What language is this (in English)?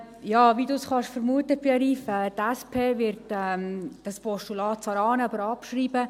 Swiss German